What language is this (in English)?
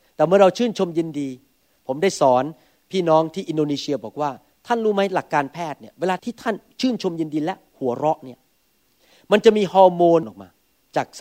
Thai